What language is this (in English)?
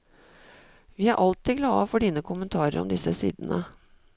Norwegian